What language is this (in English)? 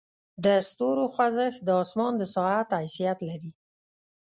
Pashto